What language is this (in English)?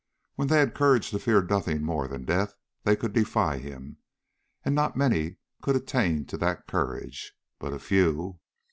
English